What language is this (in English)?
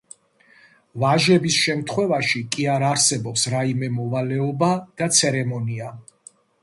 Georgian